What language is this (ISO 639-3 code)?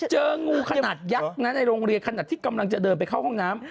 tha